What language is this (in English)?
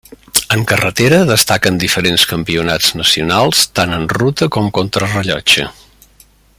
Catalan